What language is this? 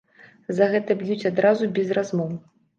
Belarusian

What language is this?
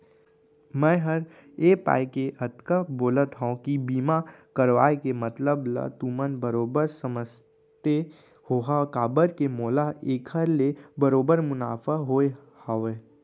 Chhattisgarhi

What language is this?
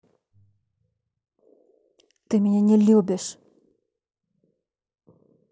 Russian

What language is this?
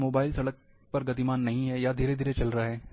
Hindi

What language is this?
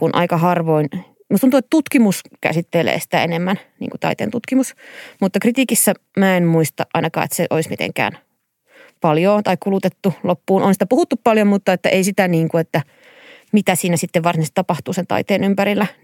Finnish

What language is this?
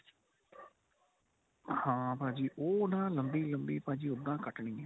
Punjabi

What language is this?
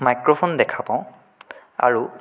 Assamese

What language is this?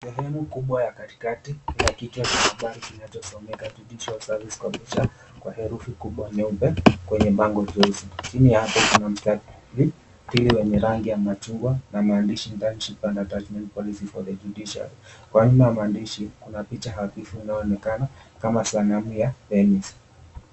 Swahili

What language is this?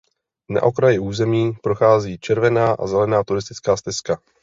Czech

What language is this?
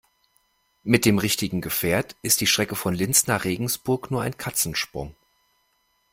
German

